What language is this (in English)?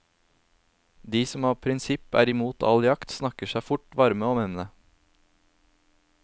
Norwegian